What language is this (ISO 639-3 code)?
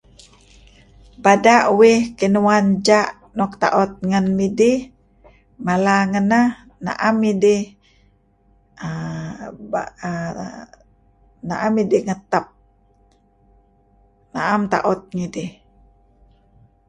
kzi